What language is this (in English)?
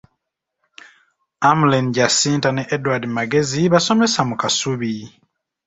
Ganda